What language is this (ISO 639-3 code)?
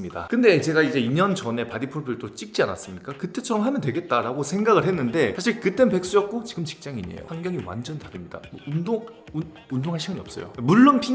kor